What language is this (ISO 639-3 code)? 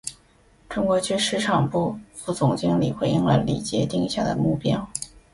zho